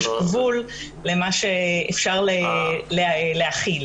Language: Hebrew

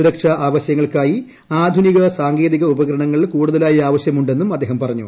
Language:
Malayalam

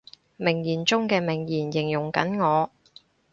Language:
Cantonese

